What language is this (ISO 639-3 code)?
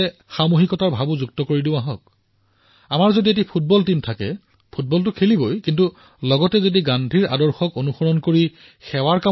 asm